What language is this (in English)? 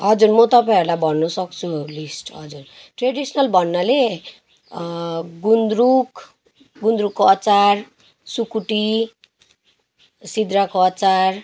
Nepali